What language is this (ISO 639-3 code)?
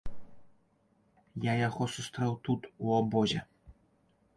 bel